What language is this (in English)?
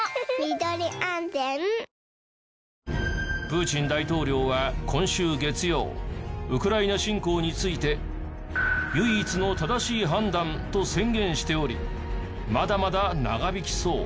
Japanese